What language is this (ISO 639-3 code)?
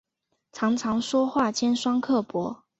zho